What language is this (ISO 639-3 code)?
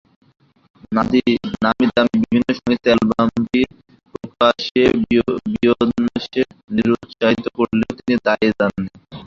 ben